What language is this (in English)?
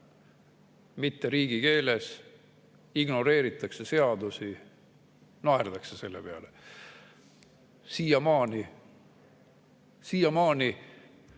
Estonian